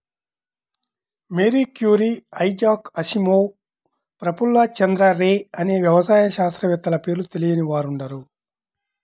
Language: Telugu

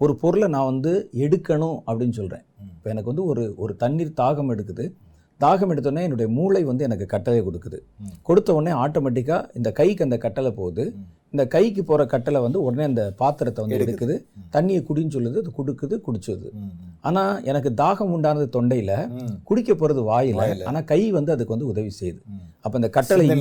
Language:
Tamil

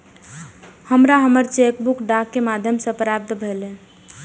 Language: Maithili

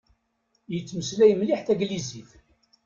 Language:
Kabyle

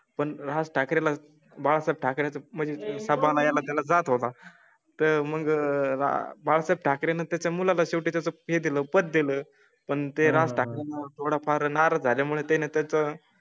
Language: Marathi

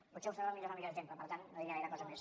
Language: Catalan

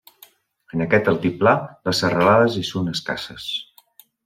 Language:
Catalan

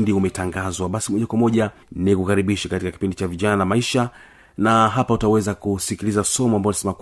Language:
Swahili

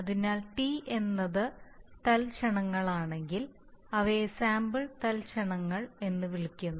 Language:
Malayalam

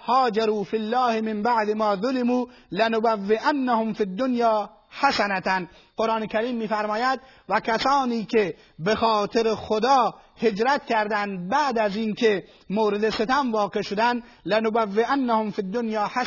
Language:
Persian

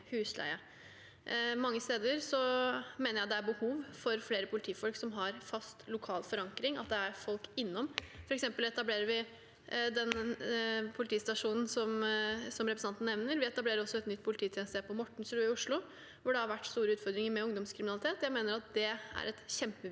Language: Norwegian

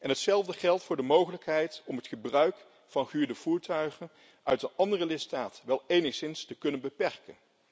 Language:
Dutch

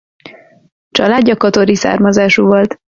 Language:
Hungarian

